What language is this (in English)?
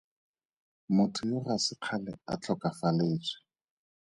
Tswana